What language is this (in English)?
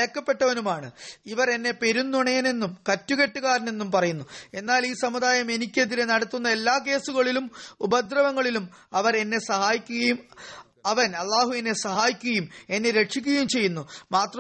Malayalam